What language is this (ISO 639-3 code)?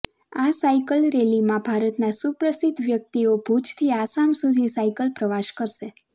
guj